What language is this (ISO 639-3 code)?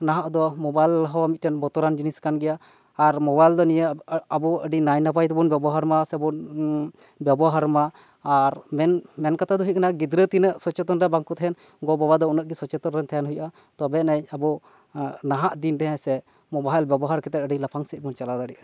sat